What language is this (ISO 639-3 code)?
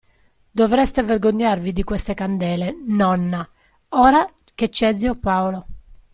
ita